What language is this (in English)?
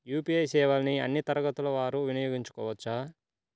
Telugu